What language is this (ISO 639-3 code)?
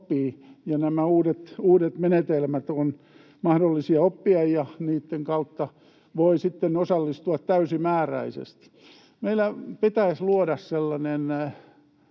fin